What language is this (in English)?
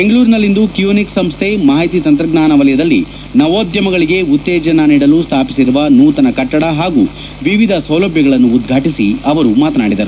Kannada